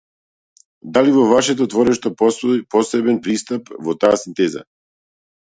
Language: Macedonian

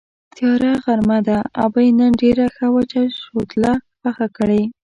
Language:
Pashto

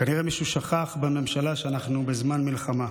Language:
Hebrew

